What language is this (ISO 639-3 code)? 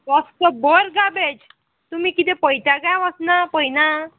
kok